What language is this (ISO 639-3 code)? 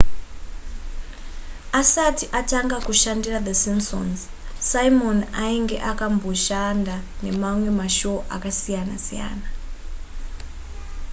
sna